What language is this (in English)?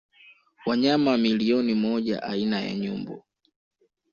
Swahili